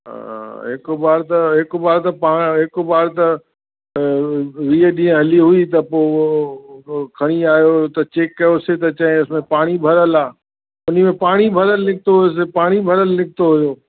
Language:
Sindhi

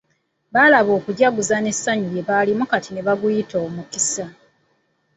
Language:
Ganda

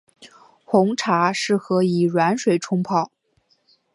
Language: Chinese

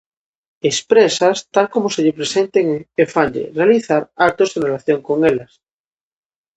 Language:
Galician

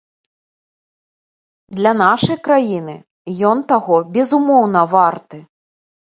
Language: Belarusian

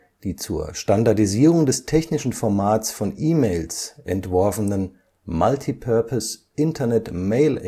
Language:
German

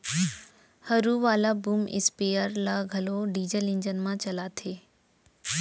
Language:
Chhattisgarhi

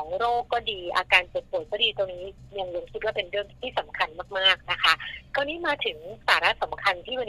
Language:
Thai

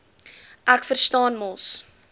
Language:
Afrikaans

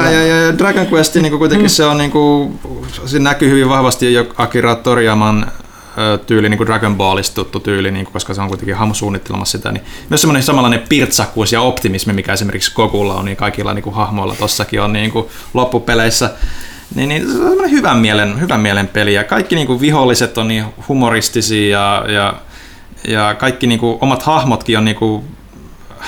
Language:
Finnish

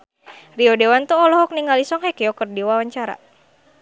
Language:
Sundanese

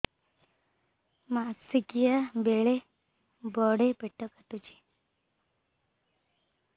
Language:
Odia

